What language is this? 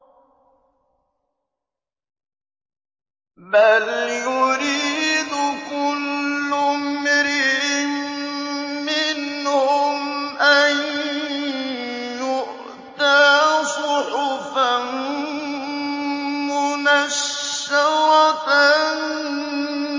Arabic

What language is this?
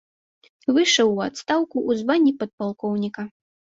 Belarusian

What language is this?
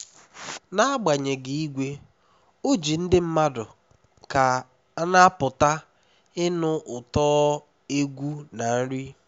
Igbo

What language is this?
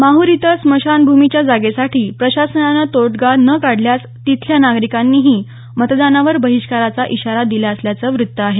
Marathi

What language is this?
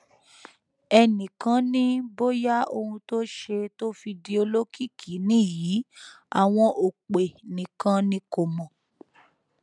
Yoruba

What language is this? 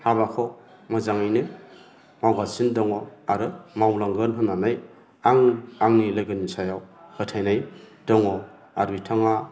Bodo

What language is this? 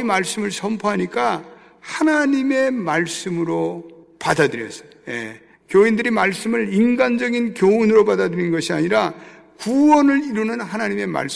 Korean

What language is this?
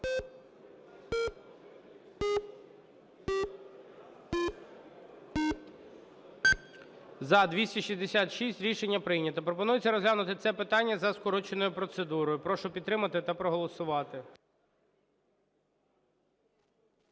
Ukrainian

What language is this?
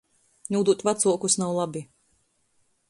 Latgalian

